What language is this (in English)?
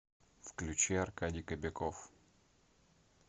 Russian